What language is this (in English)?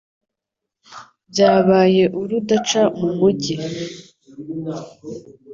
Kinyarwanda